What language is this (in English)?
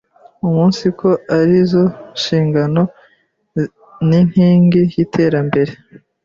Kinyarwanda